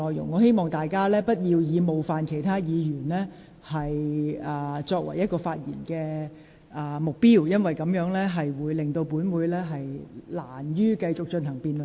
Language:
Cantonese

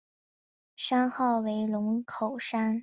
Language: Chinese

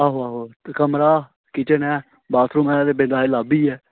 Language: Dogri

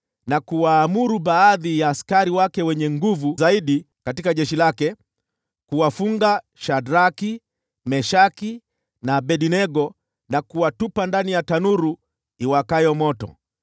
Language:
Swahili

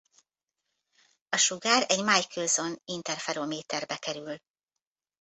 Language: Hungarian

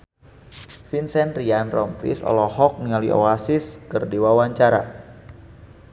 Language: Sundanese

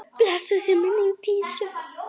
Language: Icelandic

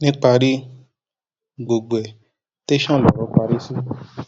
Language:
Yoruba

